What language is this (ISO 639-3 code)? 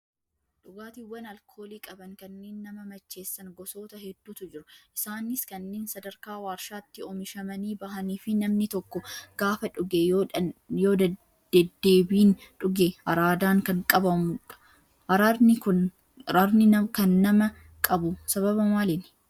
orm